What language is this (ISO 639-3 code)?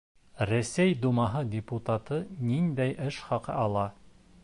bak